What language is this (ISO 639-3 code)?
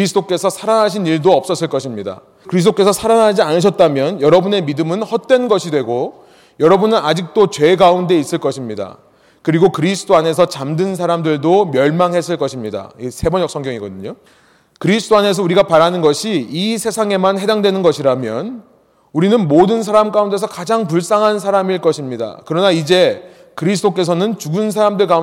kor